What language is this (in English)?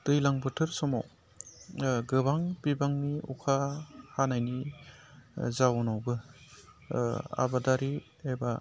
Bodo